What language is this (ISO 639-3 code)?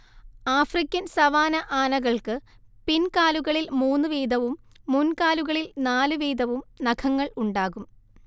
mal